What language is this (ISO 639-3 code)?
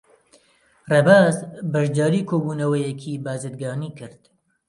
ckb